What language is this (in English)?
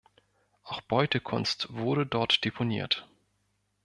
German